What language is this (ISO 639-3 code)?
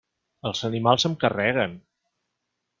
cat